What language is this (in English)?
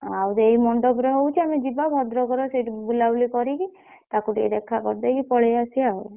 Odia